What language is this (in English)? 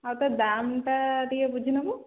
Odia